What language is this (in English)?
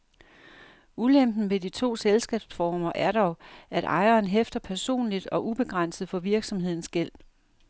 Danish